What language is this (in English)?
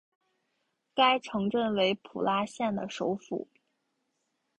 Chinese